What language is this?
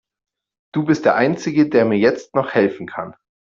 German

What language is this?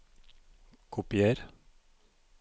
Norwegian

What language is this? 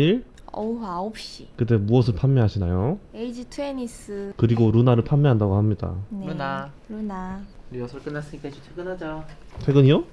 Korean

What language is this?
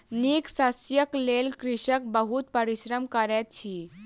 Maithili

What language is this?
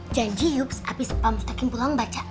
Indonesian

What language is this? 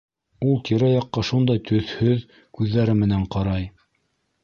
Bashkir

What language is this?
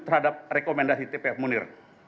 Indonesian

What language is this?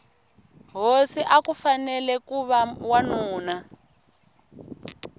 Tsonga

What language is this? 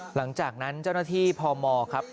Thai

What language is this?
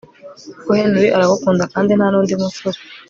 Kinyarwanda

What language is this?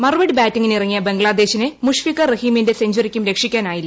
Malayalam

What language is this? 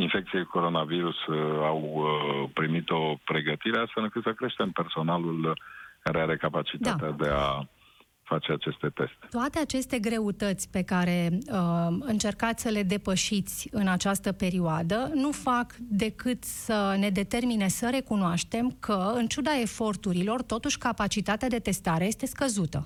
Romanian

